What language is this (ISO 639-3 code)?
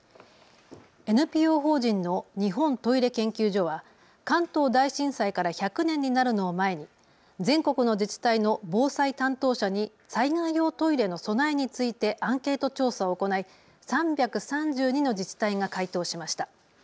jpn